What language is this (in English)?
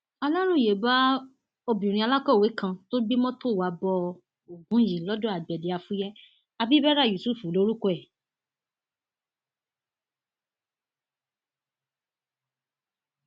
Yoruba